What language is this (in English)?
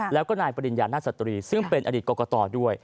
Thai